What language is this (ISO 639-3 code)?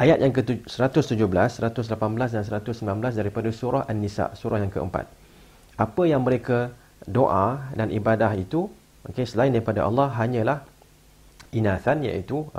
msa